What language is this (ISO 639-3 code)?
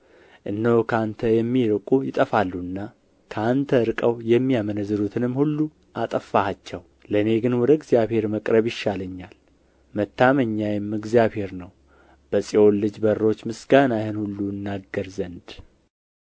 amh